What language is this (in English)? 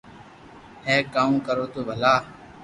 Loarki